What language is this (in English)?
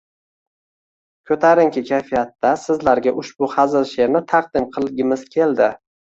Uzbek